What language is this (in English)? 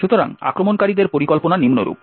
Bangla